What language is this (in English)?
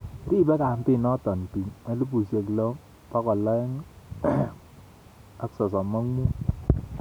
Kalenjin